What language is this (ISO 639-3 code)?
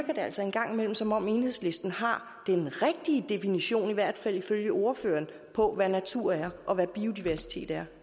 dan